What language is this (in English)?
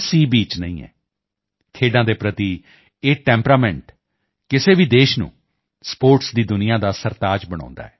Punjabi